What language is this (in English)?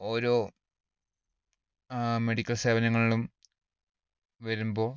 Malayalam